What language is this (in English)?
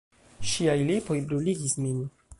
Esperanto